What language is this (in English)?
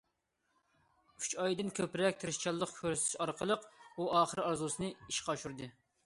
Uyghur